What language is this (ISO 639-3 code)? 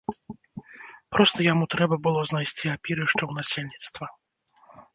bel